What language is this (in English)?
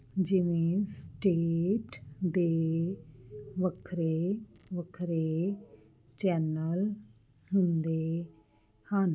Punjabi